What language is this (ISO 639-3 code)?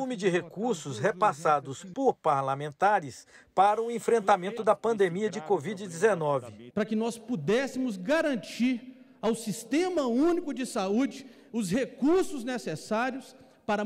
por